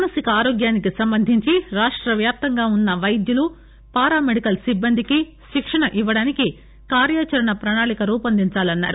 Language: Telugu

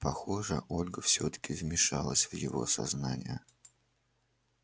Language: Russian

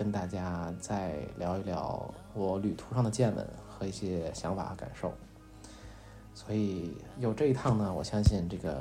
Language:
Chinese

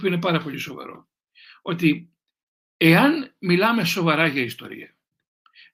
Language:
Greek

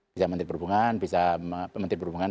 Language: Indonesian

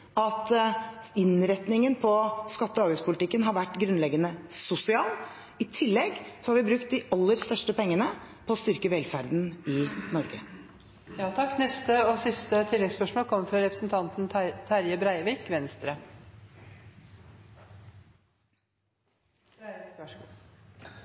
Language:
Norwegian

